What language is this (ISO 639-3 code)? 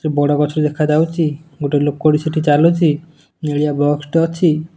ori